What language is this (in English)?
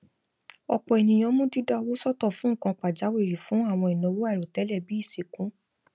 Yoruba